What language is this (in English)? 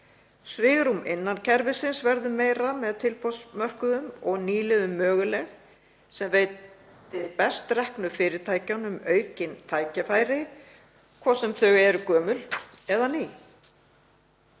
Icelandic